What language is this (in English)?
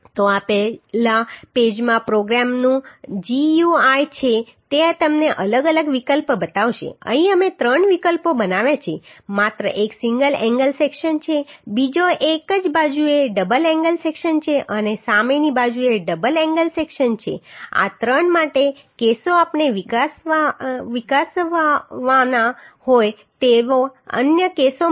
Gujarati